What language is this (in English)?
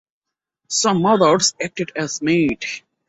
English